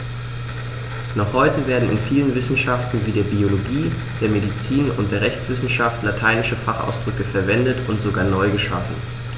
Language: German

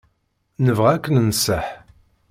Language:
Kabyle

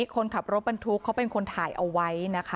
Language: Thai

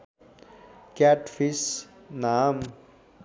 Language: Nepali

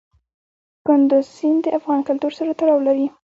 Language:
Pashto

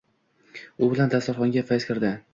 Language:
Uzbek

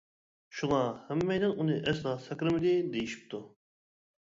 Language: Uyghur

